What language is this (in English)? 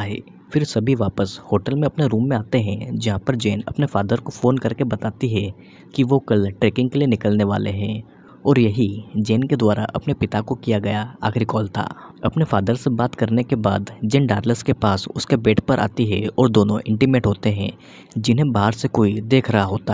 Hindi